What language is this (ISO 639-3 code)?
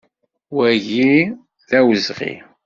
kab